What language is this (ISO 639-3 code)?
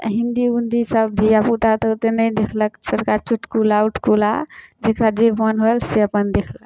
mai